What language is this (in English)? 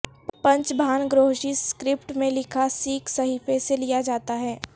Urdu